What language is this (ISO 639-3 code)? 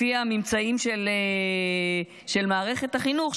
heb